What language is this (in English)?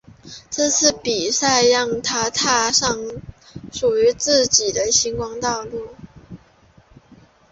Chinese